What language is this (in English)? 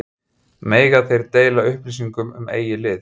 Icelandic